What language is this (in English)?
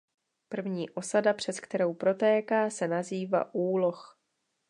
Czech